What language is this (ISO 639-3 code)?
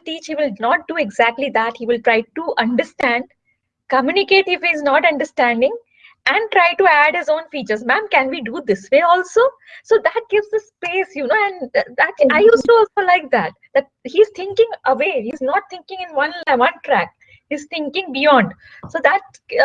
eng